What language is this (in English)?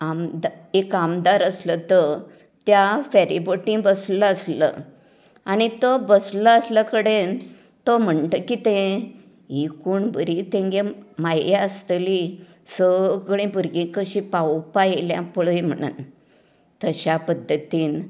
Konkani